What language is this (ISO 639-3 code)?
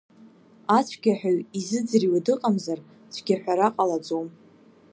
abk